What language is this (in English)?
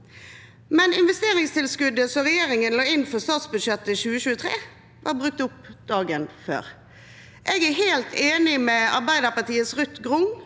Norwegian